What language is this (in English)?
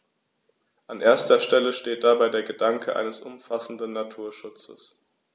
German